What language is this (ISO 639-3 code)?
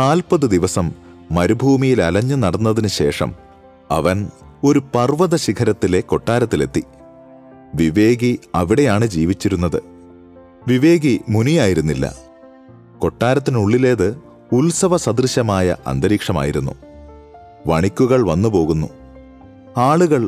mal